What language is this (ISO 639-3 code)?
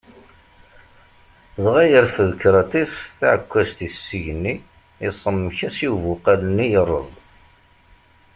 kab